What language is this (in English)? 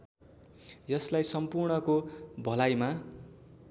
Nepali